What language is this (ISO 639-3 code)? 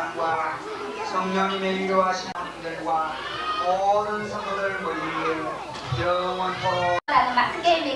kor